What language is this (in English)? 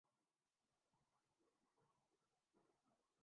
Urdu